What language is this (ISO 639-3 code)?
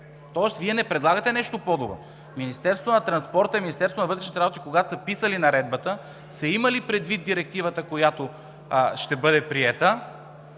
bul